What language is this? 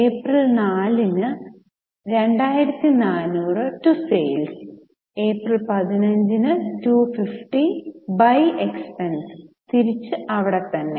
Malayalam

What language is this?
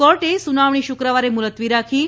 Gujarati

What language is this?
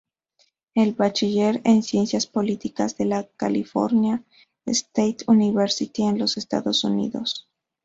Spanish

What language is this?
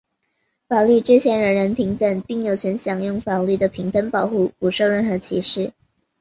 Chinese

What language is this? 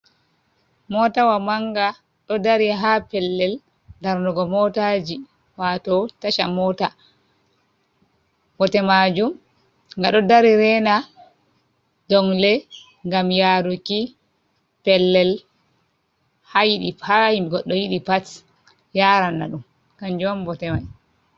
Fula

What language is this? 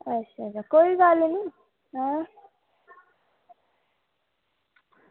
Dogri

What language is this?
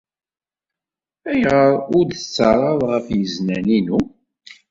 Kabyle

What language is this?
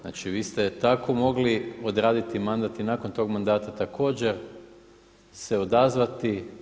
Croatian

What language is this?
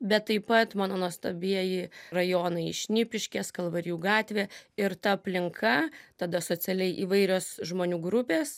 Lithuanian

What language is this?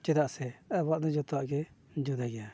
Santali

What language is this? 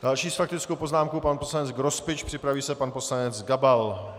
Czech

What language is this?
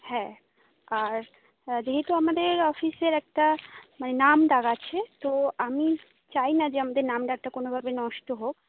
Bangla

